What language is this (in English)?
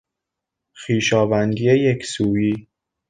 Persian